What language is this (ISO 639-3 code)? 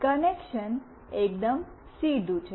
guj